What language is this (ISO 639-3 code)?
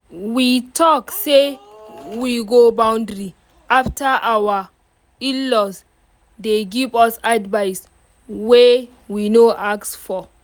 pcm